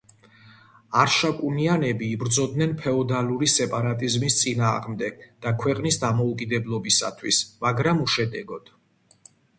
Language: Georgian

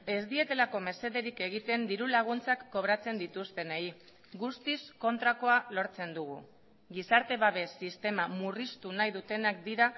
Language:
Basque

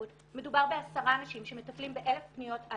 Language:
Hebrew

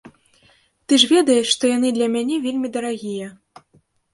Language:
Belarusian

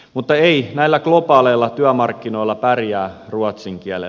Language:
Finnish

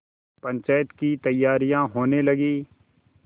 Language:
Hindi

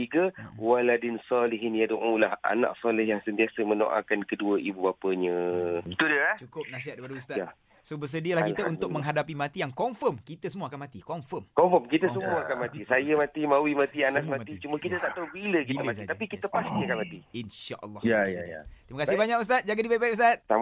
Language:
Malay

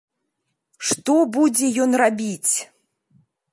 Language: Belarusian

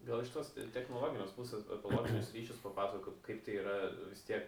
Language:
Lithuanian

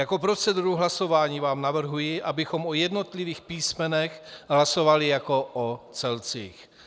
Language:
Czech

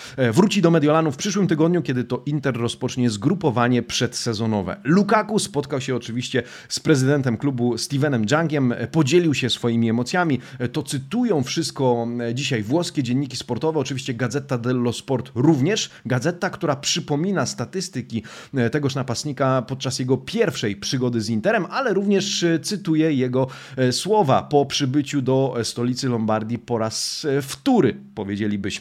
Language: Polish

